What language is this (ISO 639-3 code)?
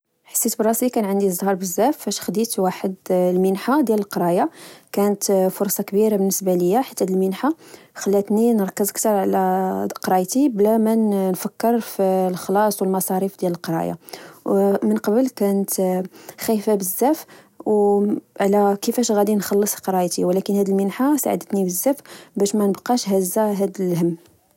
ary